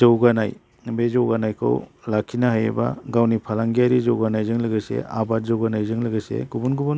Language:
Bodo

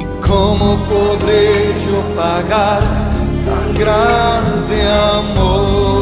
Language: Spanish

